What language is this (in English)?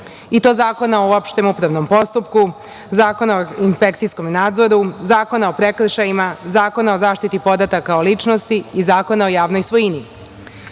Serbian